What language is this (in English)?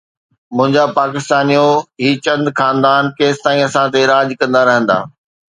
Sindhi